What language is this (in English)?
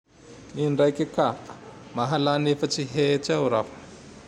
Tandroy-Mahafaly Malagasy